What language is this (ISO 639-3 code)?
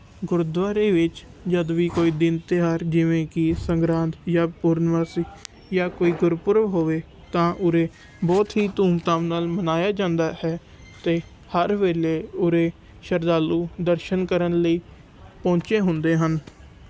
pan